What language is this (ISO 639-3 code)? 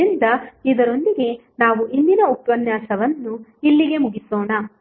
kan